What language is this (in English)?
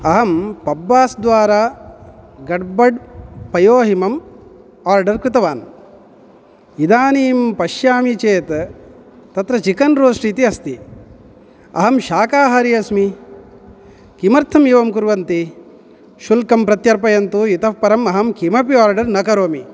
Sanskrit